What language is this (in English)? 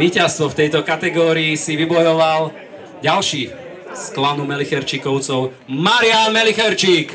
Slovak